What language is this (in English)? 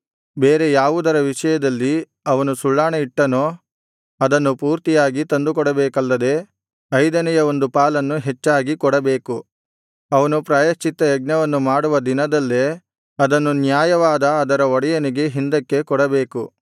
Kannada